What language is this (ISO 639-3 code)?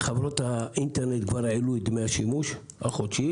heb